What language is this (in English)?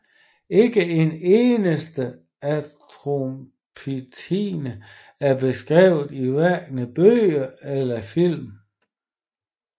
Danish